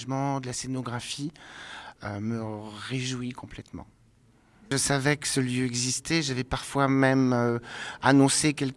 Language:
French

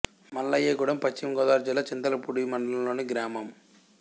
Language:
Telugu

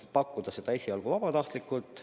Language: Estonian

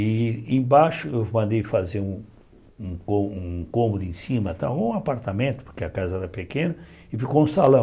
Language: Portuguese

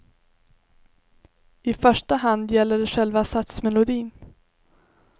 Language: Swedish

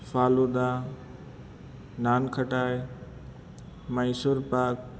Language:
Gujarati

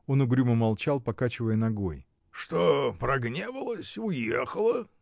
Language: Russian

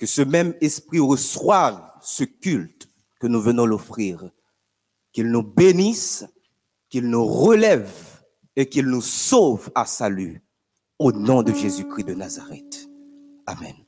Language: French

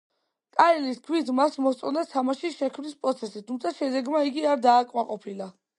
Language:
Georgian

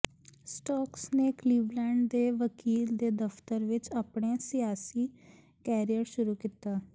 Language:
Punjabi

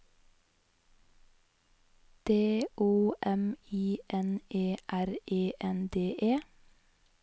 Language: Norwegian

